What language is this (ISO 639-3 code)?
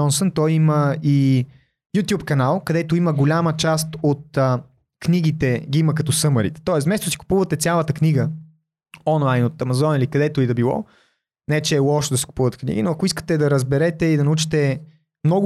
bul